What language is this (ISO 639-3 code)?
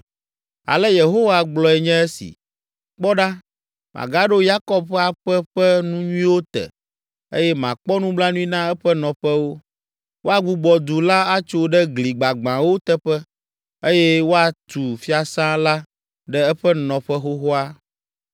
ewe